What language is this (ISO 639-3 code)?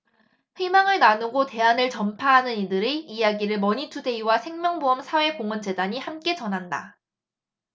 kor